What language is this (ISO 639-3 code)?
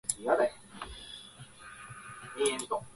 jpn